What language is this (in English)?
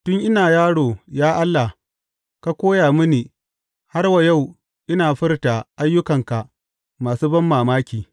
Hausa